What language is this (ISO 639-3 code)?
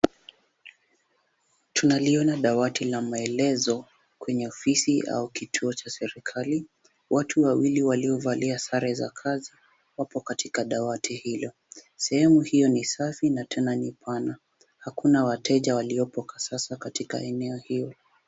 swa